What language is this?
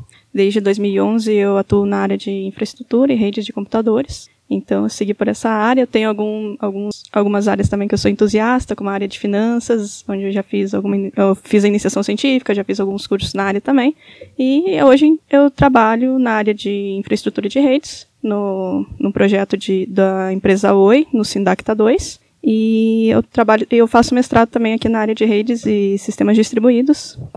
Portuguese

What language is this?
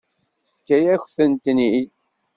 Kabyle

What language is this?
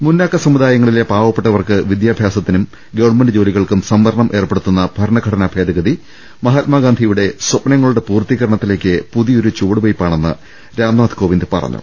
Malayalam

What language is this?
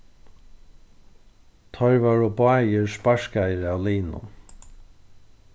Faroese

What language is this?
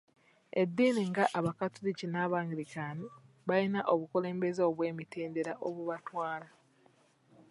Ganda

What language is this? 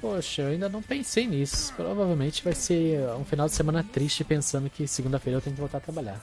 Portuguese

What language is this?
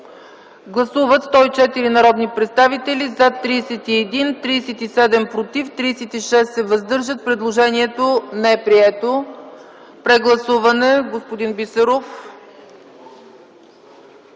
Bulgarian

